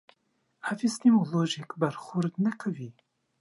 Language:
Pashto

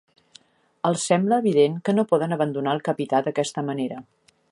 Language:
Catalan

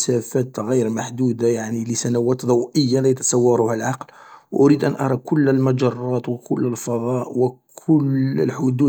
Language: Algerian Arabic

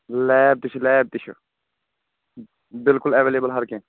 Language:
Kashmiri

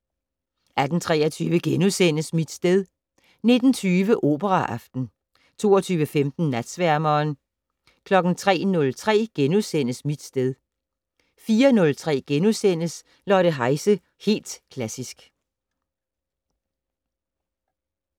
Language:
Danish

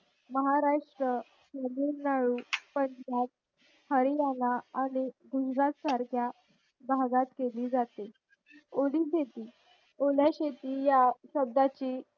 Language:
Marathi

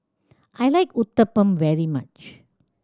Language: English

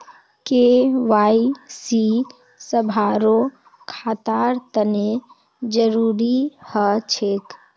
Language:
Magahi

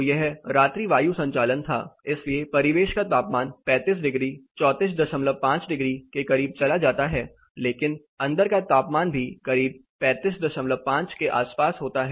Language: Hindi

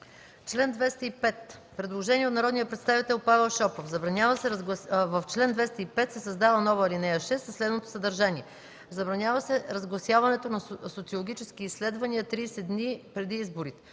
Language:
Bulgarian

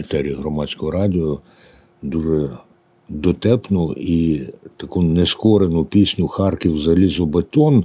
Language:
Ukrainian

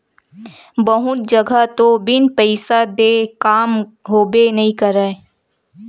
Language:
Chhattisgarhi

